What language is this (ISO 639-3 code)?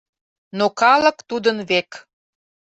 chm